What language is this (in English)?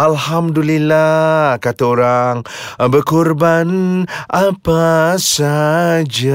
Malay